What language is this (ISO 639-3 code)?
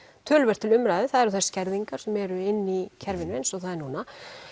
isl